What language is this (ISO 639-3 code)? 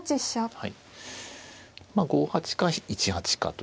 jpn